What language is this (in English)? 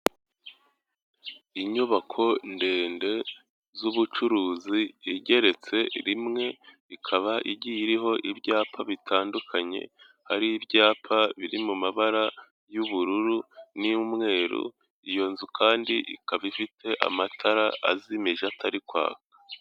Kinyarwanda